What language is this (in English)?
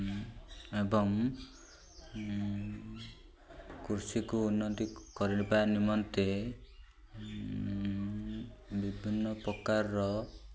Odia